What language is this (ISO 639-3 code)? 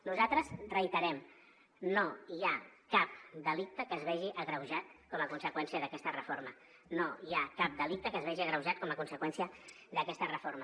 cat